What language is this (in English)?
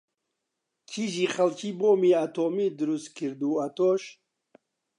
Central Kurdish